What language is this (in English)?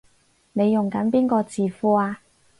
Cantonese